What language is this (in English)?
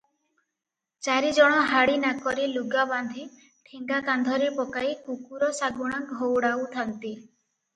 Odia